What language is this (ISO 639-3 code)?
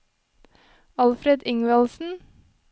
nor